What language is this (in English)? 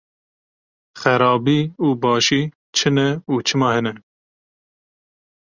Kurdish